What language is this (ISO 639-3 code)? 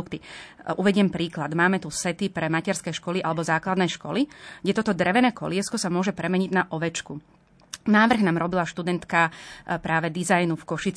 slk